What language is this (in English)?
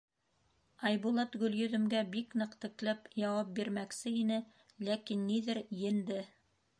Bashkir